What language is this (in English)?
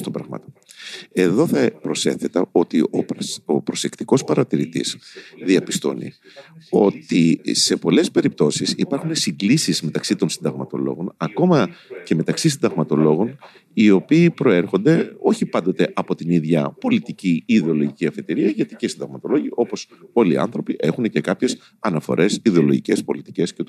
Greek